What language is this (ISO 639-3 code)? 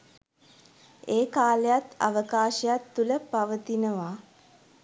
sin